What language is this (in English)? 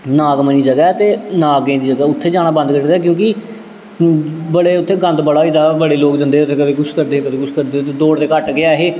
Dogri